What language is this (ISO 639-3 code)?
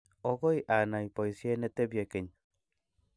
kln